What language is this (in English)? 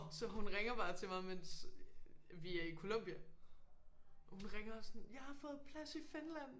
Danish